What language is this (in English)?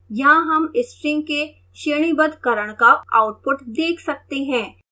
Hindi